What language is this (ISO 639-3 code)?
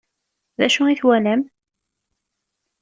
kab